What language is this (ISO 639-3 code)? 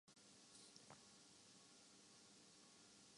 urd